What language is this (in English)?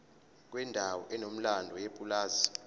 Zulu